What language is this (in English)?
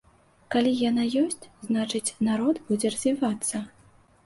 Belarusian